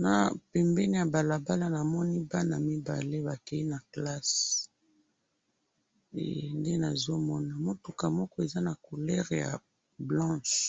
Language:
Lingala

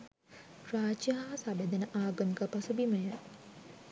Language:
Sinhala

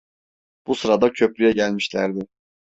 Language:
Turkish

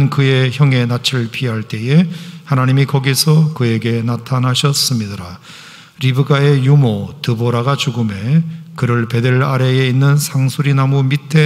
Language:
Korean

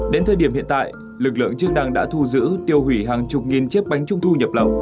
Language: Vietnamese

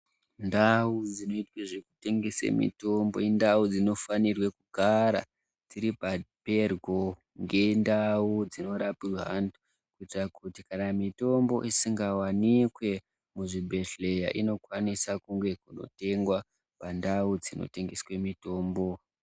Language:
Ndau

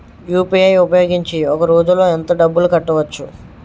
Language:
Telugu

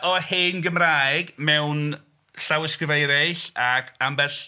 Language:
Welsh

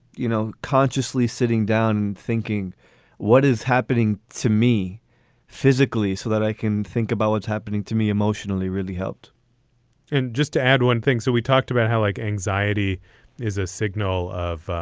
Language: English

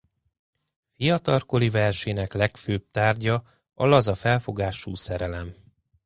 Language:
Hungarian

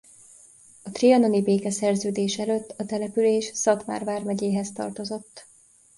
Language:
Hungarian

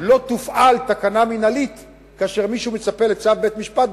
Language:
Hebrew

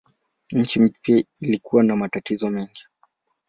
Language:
Swahili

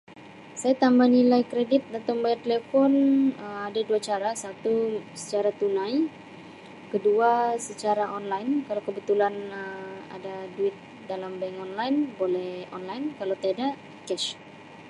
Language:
Sabah Malay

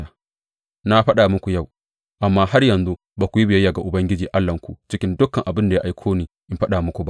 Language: Hausa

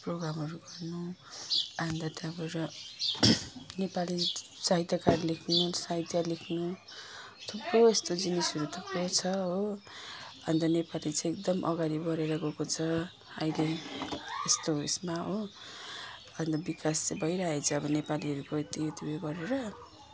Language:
Nepali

